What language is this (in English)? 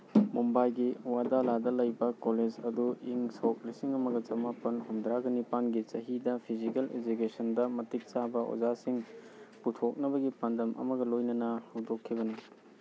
Manipuri